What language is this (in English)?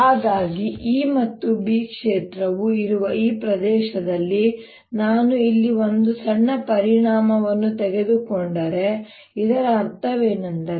Kannada